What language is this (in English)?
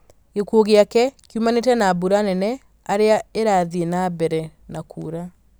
Kikuyu